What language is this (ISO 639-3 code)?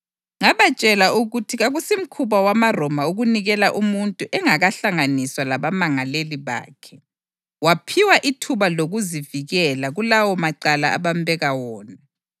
nde